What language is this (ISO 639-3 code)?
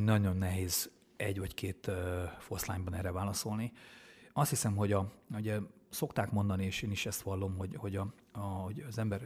hun